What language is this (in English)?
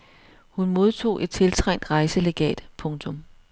Danish